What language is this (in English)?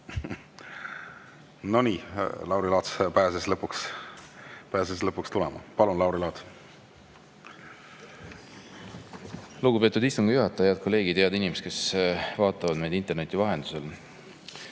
Estonian